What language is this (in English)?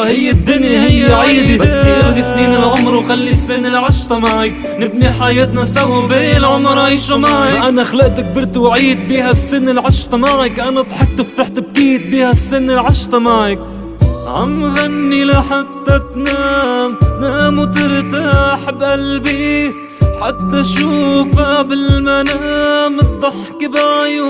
Arabic